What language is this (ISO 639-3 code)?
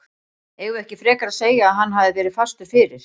isl